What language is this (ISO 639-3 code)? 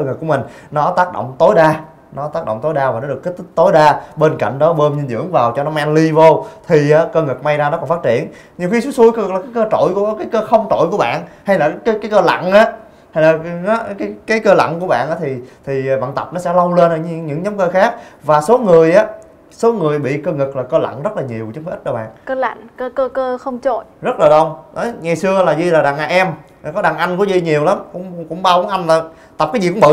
vie